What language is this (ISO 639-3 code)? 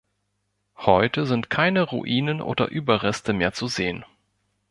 deu